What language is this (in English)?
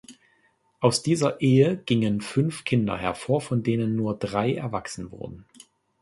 German